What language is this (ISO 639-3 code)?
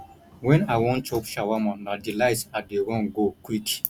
pcm